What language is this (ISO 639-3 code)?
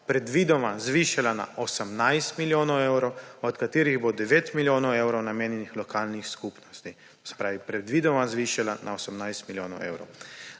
slv